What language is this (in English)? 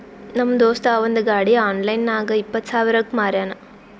Kannada